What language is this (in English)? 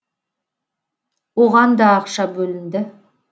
Kazakh